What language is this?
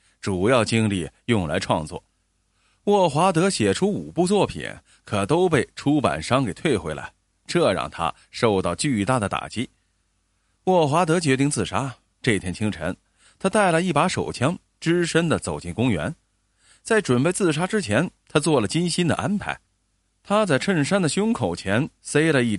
Chinese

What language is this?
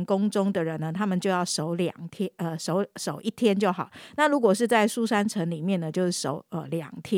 Chinese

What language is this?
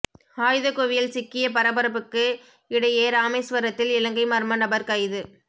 Tamil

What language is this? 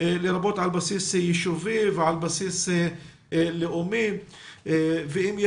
Hebrew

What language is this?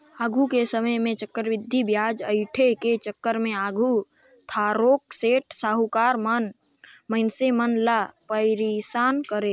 Chhattisgarhi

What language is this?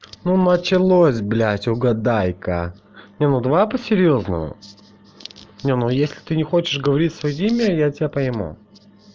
Russian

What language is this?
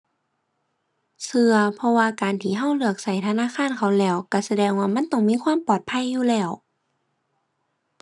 Thai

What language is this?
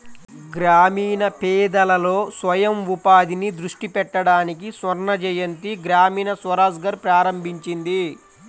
Telugu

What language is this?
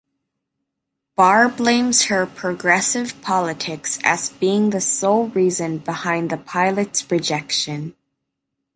English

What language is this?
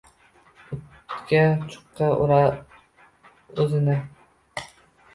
Uzbek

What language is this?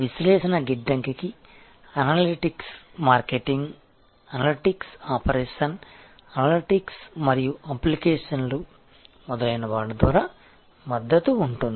Telugu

